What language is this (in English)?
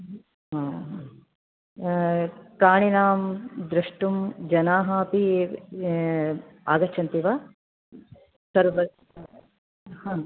Sanskrit